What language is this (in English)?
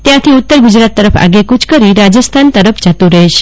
Gujarati